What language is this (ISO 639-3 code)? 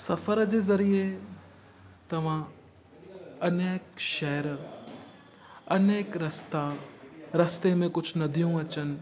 snd